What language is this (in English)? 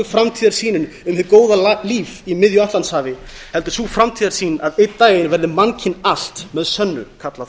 Icelandic